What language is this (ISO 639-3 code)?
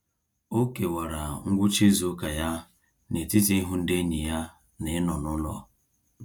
ibo